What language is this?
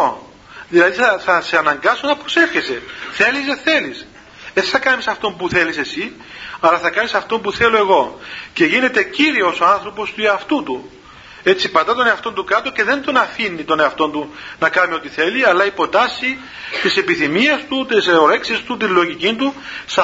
Greek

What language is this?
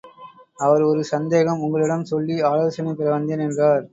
Tamil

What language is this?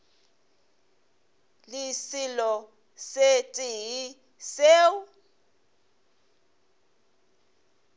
Northern Sotho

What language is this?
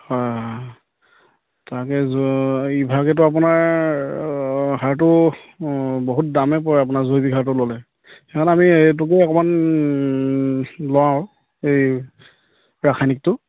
Assamese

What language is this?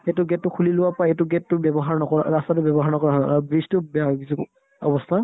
Assamese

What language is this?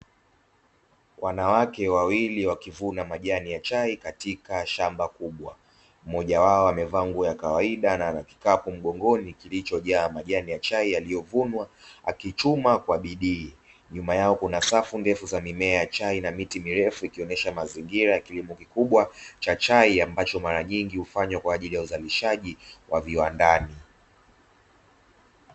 Swahili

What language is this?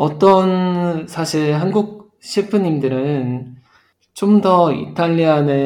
Korean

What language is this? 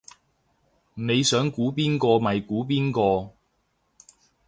Cantonese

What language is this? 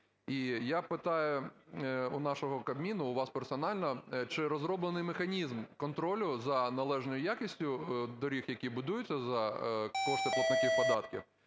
Ukrainian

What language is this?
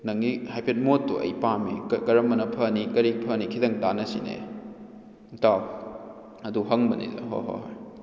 Manipuri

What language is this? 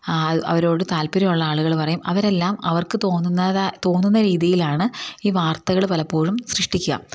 Malayalam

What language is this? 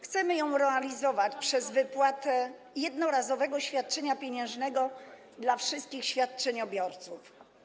Polish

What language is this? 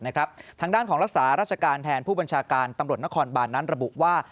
Thai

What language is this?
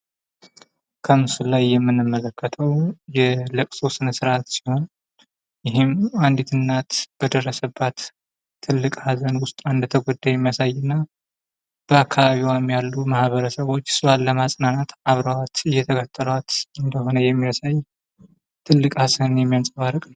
Amharic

